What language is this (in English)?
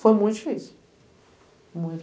Portuguese